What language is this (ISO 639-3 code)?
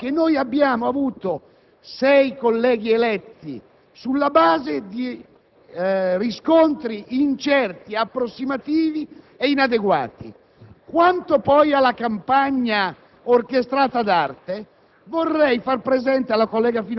ita